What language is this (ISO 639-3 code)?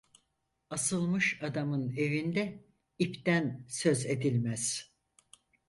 tur